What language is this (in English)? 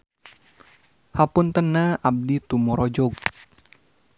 Sundanese